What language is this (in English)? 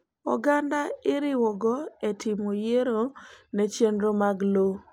Luo (Kenya and Tanzania)